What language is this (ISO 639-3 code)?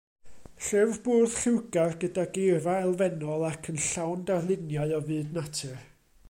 cym